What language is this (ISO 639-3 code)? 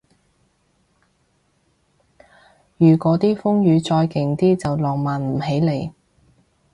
yue